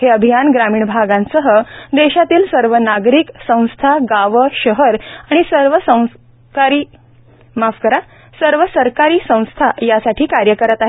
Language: Marathi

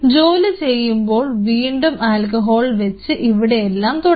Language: Malayalam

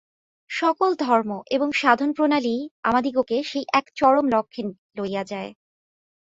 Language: Bangla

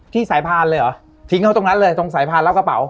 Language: Thai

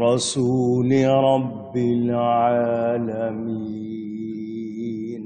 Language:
Arabic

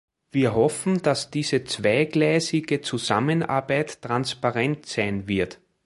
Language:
German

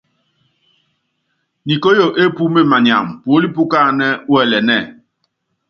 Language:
Yangben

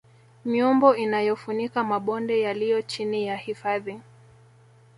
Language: Swahili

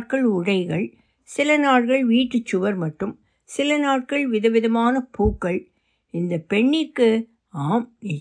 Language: Tamil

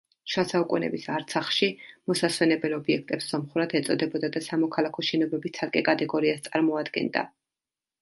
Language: Georgian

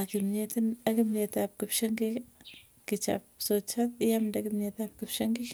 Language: Tugen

